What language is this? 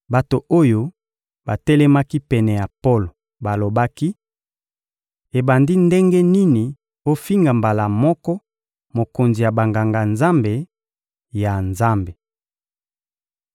Lingala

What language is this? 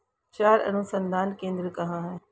Hindi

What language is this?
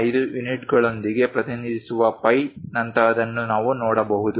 Kannada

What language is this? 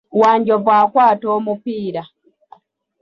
Ganda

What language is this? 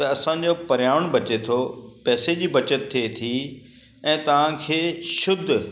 Sindhi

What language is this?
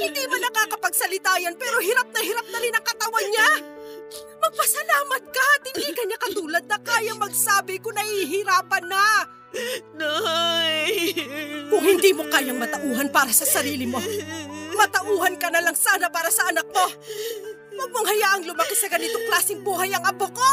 Filipino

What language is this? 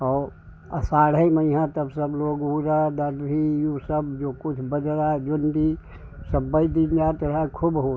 Hindi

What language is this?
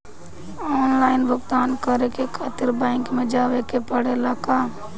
Bhojpuri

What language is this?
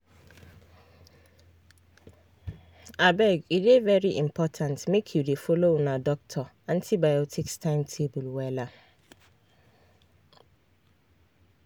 Nigerian Pidgin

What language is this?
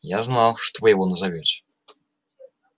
Russian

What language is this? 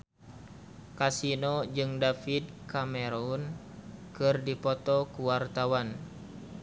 Sundanese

